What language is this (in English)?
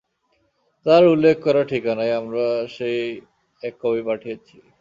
Bangla